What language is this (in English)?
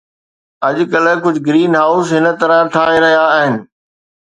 Sindhi